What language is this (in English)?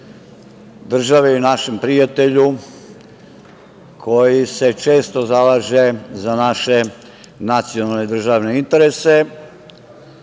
Serbian